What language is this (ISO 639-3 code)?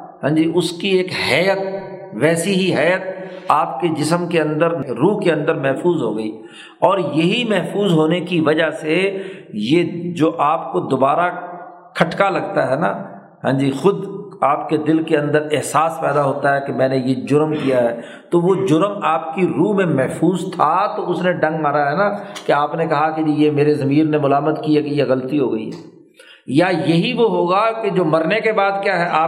urd